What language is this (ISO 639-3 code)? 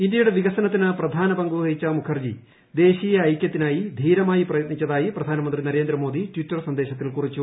mal